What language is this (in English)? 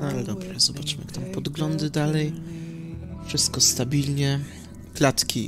Polish